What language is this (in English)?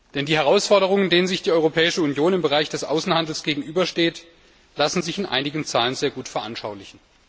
German